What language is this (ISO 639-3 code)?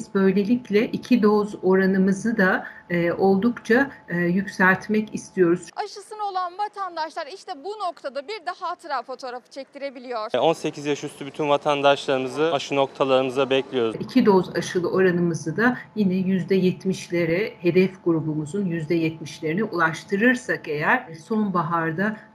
tur